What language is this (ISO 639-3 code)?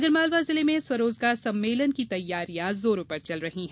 hin